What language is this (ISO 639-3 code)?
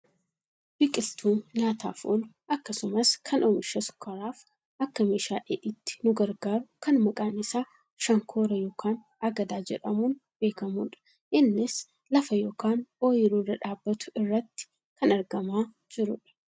orm